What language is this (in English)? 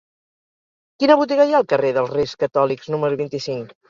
Catalan